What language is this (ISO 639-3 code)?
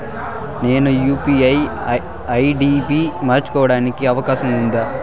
tel